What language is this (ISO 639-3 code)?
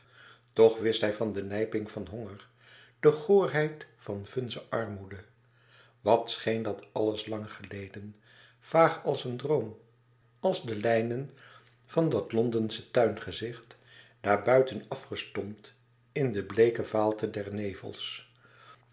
nld